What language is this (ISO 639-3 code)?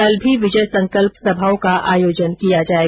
hin